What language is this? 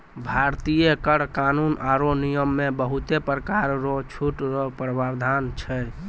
Maithili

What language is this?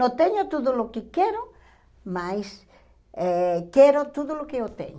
Portuguese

